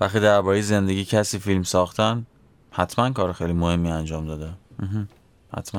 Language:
Persian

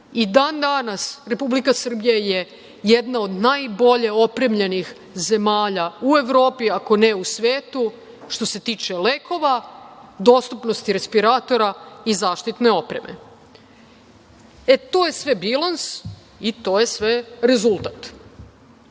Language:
Serbian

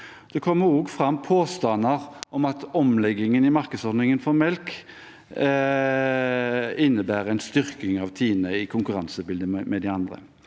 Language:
Norwegian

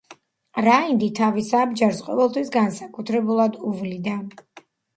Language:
Georgian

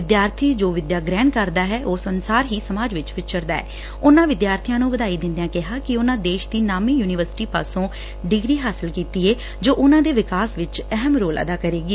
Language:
Punjabi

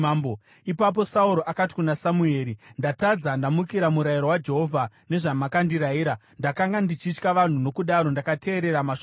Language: Shona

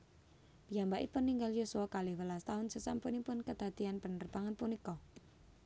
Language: Javanese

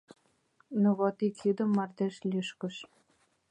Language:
Mari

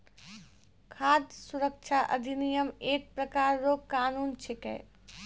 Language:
Maithili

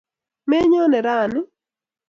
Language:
Kalenjin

